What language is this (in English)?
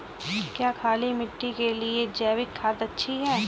Hindi